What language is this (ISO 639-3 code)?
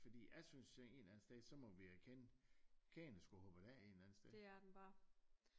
dan